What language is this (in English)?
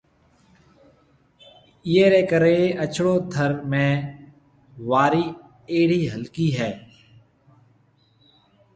Marwari (Pakistan)